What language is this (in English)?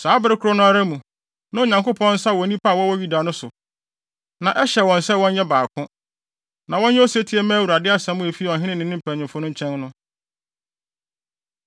Akan